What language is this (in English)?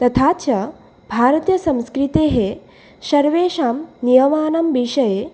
Sanskrit